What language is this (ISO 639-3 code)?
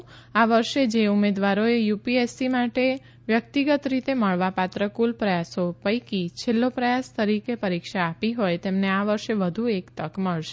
guj